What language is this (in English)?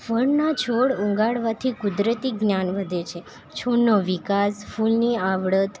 Gujarati